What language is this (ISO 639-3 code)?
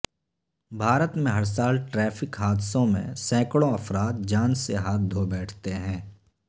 urd